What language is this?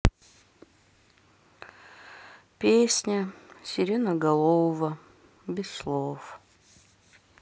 Russian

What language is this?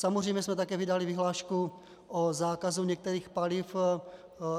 Czech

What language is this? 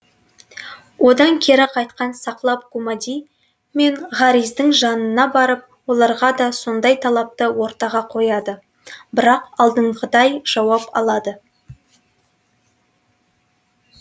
Kazakh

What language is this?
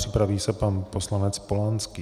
Czech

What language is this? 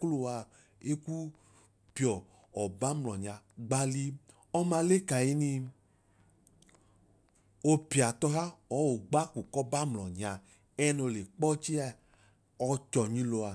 Idoma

